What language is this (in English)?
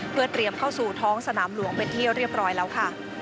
Thai